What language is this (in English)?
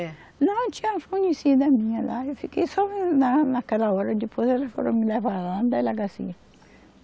Portuguese